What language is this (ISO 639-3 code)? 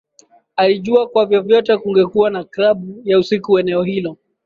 swa